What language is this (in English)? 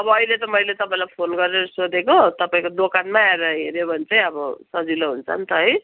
Nepali